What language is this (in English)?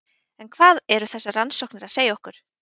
Icelandic